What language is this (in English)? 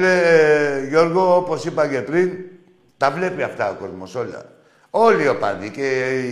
Greek